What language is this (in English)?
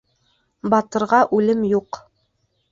Bashkir